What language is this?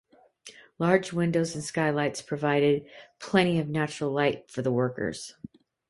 English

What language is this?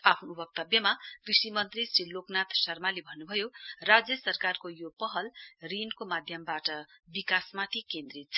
Nepali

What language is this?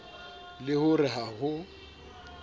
Southern Sotho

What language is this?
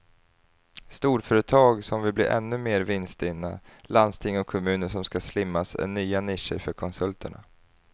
Swedish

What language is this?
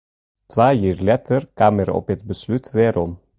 Western Frisian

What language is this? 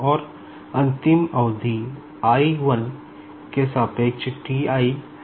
Hindi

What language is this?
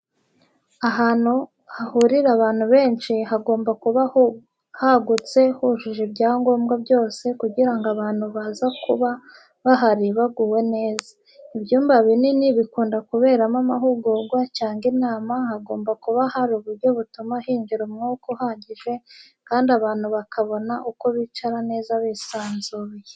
Kinyarwanda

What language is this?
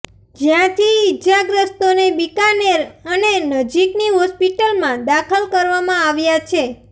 Gujarati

